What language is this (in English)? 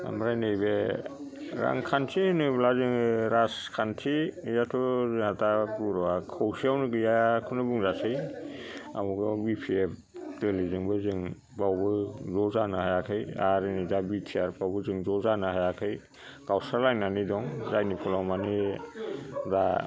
Bodo